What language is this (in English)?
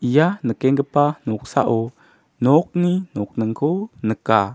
Garo